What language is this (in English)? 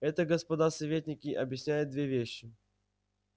Russian